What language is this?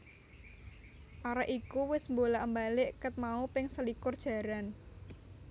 Javanese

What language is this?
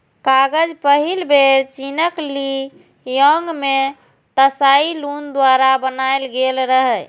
Maithili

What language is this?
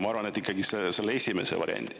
Estonian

